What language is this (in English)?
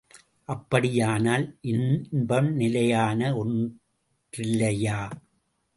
Tamil